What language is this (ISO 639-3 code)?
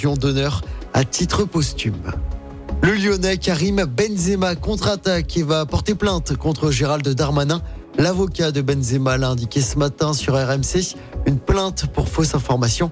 fra